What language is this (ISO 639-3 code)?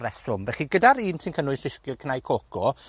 cym